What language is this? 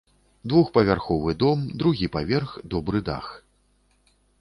Belarusian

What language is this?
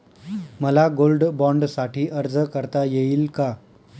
Marathi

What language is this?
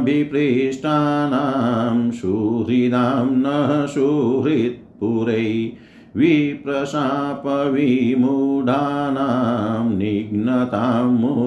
Hindi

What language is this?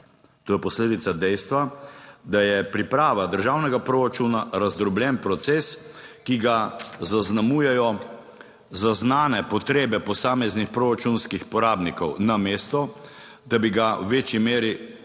Slovenian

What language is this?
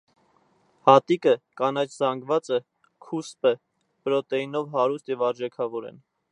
Armenian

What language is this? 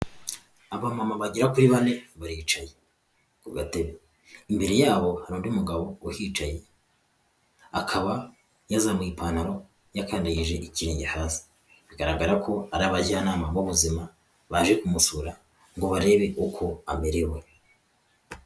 Kinyarwanda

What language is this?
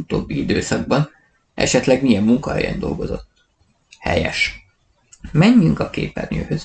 Hungarian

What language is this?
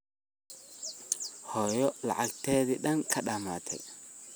Somali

